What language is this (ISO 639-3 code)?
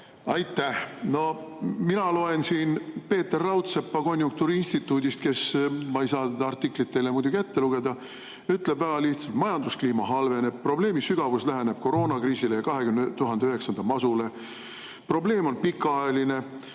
est